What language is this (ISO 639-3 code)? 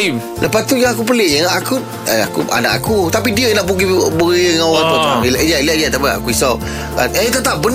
msa